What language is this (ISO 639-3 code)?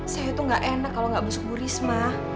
ind